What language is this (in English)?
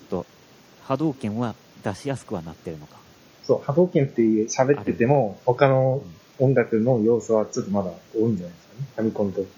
Japanese